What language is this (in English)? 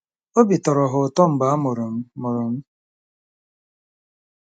Igbo